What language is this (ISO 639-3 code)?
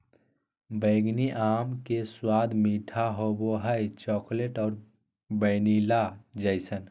mag